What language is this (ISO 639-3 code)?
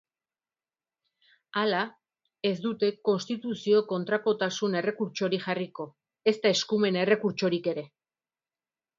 eus